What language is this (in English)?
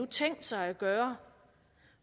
Danish